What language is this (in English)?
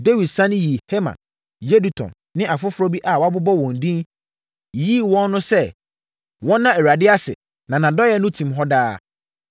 Akan